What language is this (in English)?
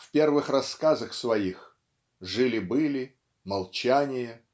Russian